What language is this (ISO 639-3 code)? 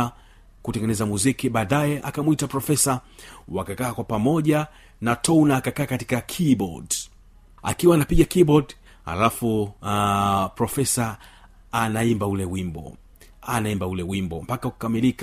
swa